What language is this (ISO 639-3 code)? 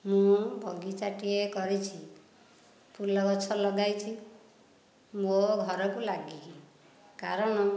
ori